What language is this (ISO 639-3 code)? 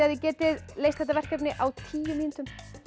isl